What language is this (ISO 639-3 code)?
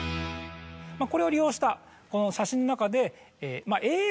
jpn